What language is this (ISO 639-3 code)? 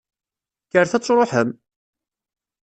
kab